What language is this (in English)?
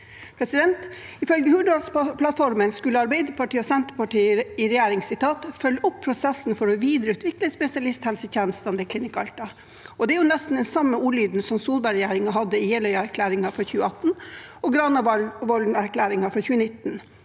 Norwegian